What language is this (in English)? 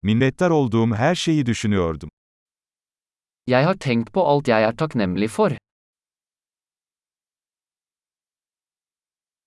Turkish